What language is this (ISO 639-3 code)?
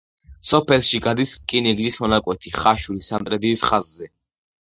kat